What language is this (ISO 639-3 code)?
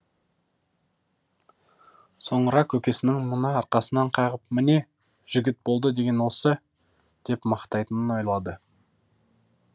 kaz